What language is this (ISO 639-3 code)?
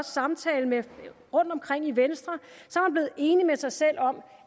dan